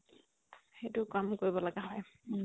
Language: Assamese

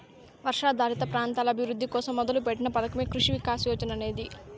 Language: Telugu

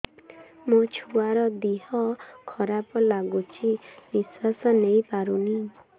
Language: Odia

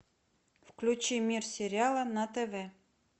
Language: Russian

